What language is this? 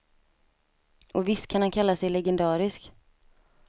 Swedish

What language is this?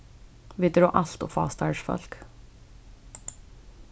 Faroese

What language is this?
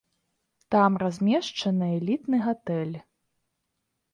Belarusian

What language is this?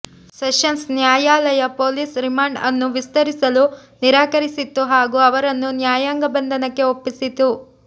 Kannada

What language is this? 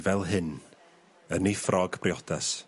Welsh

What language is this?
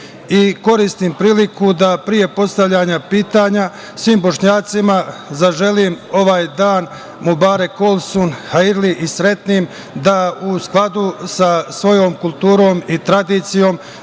Serbian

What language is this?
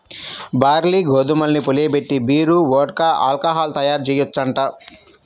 Telugu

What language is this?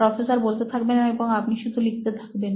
Bangla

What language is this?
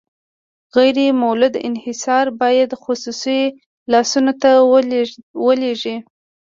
Pashto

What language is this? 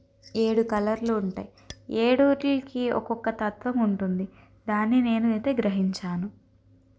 Telugu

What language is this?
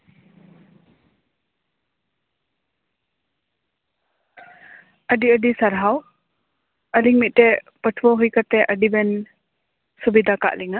Santali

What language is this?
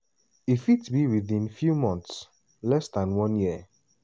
Nigerian Pidgin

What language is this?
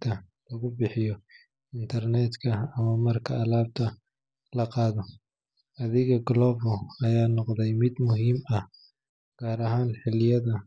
Somali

